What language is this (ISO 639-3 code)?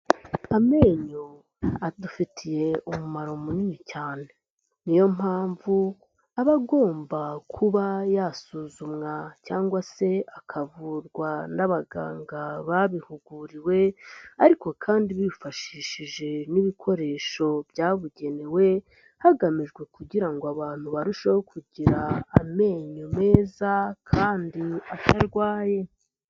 kin